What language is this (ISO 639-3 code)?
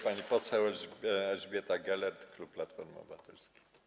pol